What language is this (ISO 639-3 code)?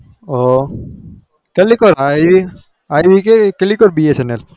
guj